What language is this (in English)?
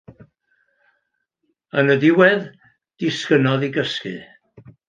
Welsh